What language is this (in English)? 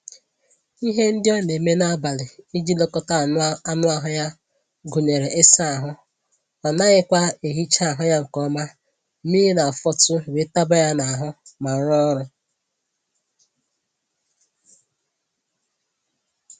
Igbo